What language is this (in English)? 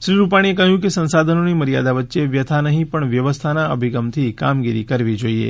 Gujarati